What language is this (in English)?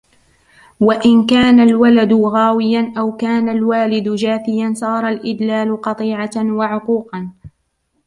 Arabic